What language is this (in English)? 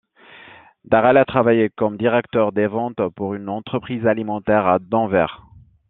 French